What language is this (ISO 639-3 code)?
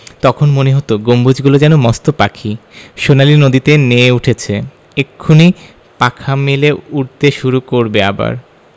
ben